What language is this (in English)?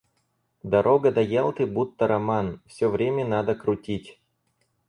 Russian